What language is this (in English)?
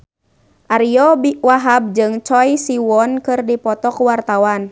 Sundanese